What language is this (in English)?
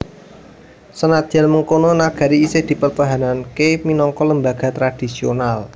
Javanese